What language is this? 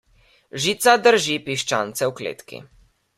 Slovenian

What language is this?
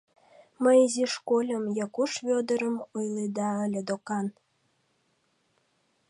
Mari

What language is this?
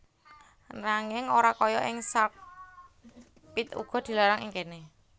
Javanese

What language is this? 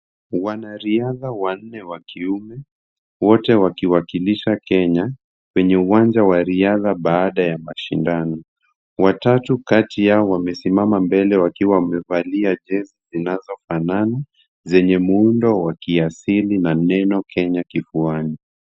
Swahili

